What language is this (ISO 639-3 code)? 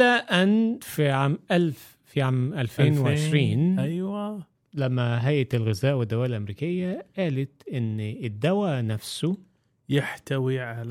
ara